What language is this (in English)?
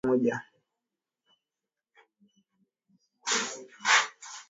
Swahili